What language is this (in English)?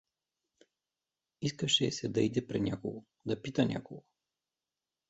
Bulgarian